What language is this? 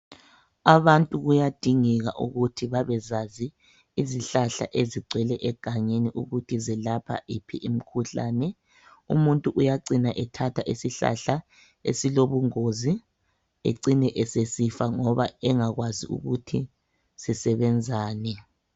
North Ndebele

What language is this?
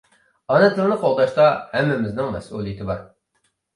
Uyghur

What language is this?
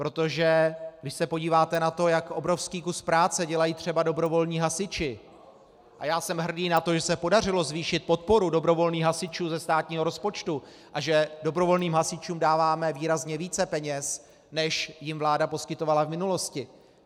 Czech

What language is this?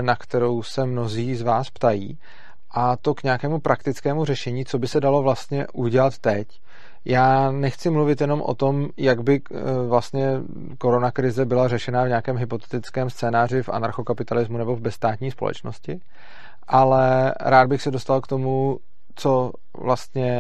Czech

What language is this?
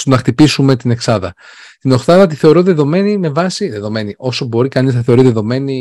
Greek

